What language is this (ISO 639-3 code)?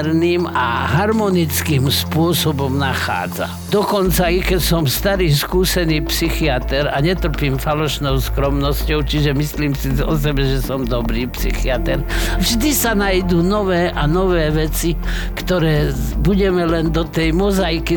slk